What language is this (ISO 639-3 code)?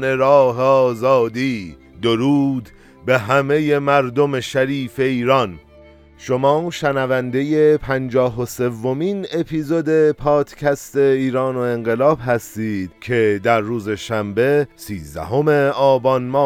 fas